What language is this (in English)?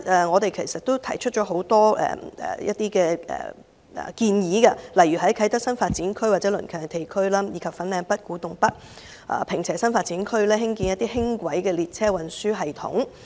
Cantonese